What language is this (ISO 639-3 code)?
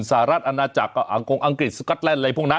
tha